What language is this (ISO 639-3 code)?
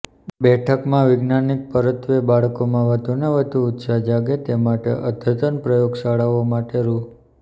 guj